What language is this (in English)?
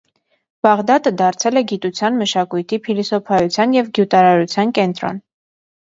Armenian